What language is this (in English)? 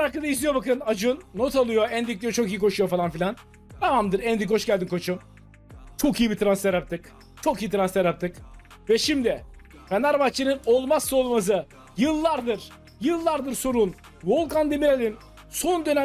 Turkish